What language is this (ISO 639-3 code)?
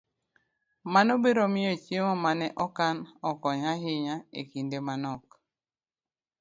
luo